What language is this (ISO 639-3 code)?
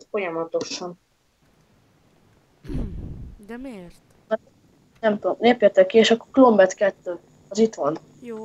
hun